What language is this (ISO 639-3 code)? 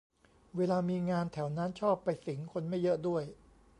tha